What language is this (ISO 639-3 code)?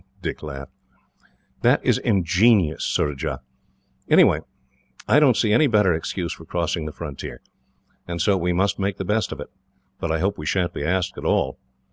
eng